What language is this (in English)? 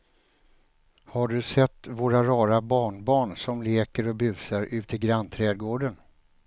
Swedish